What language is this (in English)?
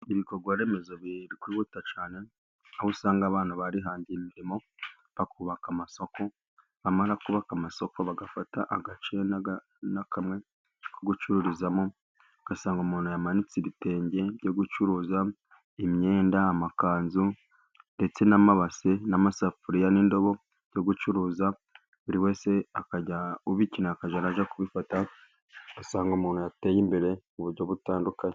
Kinyarwanda